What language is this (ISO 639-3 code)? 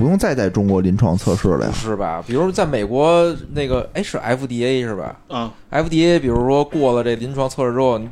zho